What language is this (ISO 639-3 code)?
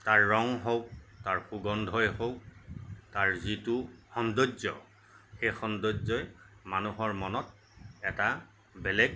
asm